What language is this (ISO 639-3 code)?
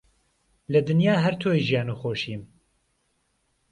ckb